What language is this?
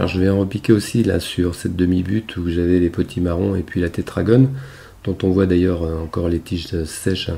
French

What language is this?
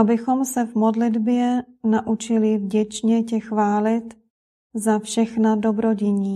Czech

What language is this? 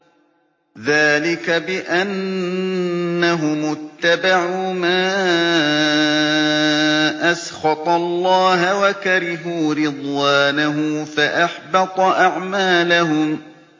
Arabic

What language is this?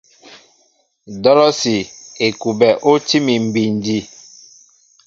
Mbo (Cameroon)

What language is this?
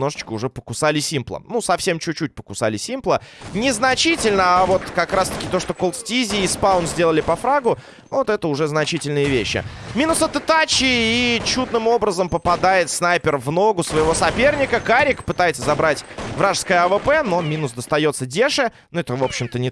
Russian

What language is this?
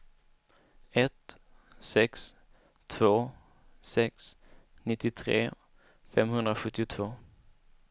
Swedish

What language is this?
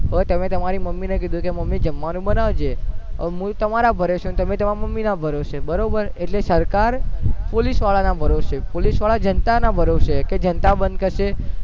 Gujarati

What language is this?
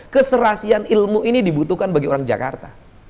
Indonesian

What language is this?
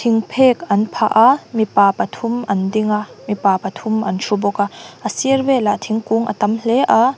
Mizo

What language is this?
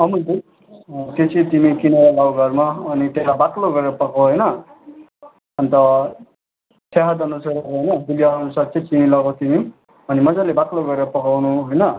Nepali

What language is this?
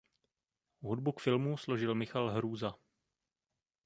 Czech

